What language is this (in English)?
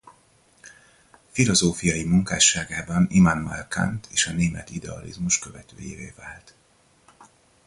Hungarian